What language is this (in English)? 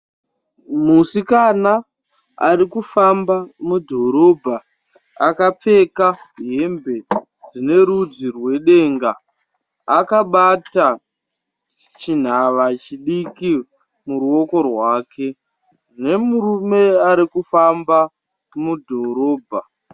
Shona